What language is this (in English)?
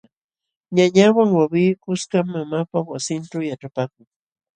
Jauja Wanca Quechua